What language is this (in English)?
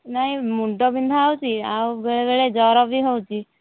Odia